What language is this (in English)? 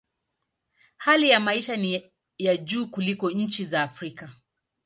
Swahili